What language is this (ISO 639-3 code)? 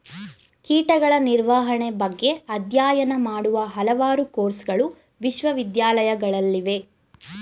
kan